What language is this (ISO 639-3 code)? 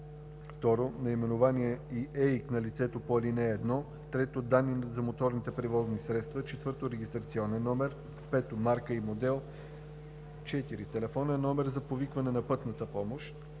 bul